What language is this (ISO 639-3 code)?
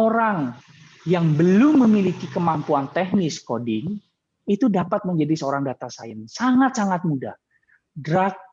ind